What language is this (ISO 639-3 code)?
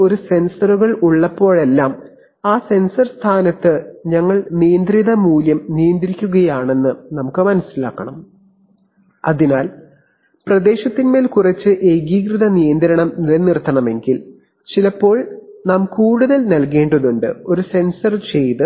mal